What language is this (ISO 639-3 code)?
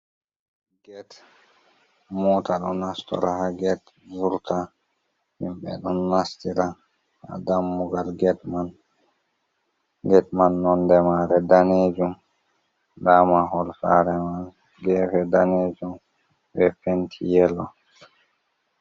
ful